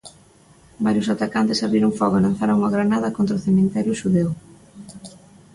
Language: Galician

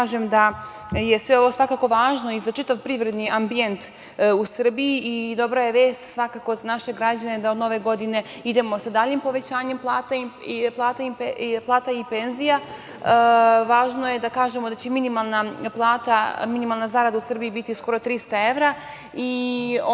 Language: Serbian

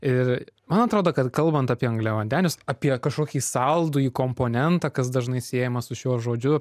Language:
Lithuanian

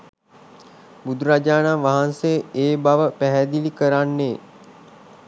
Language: Sinhala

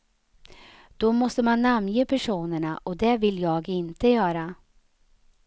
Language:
Swedish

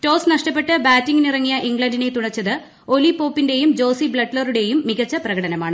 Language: Malayalam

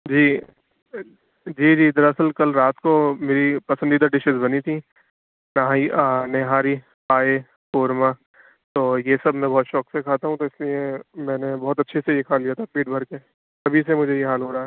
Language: Urdu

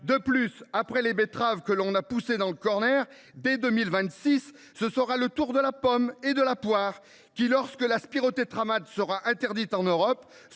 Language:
French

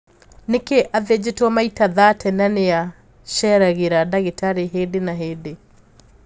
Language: Kikuyu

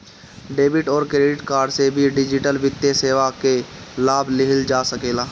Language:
Bhojpuri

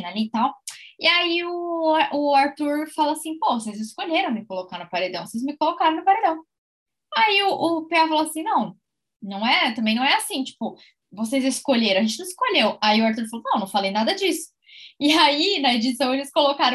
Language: Portuguese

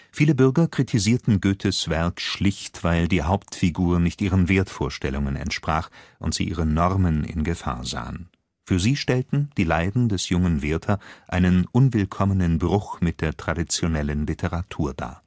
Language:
German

